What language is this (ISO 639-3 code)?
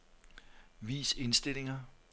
dan